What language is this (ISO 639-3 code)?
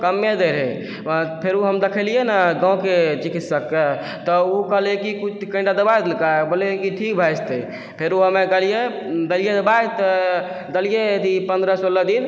mai